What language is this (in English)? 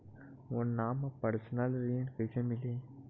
Chhattisgarhi